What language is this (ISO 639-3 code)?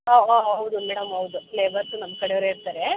kan